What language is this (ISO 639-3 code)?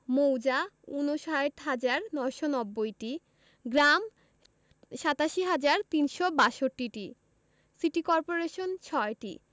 ben